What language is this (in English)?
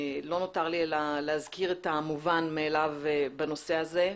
Hebrew